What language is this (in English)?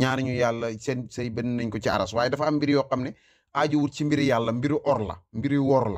Arabic